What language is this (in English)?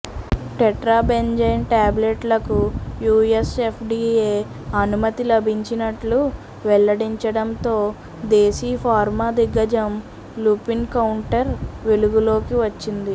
Telugu